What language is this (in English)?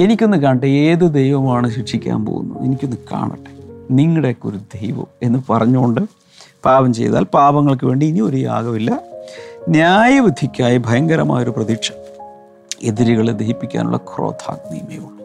Malayalam